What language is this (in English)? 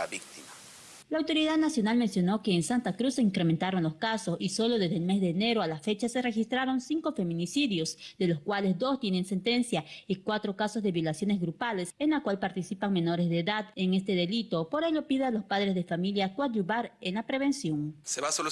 Spanish